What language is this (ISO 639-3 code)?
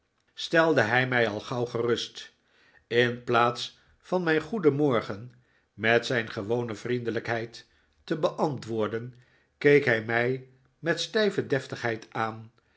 nld